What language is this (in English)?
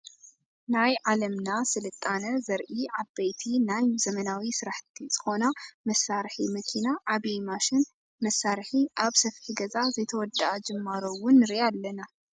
Tigrinya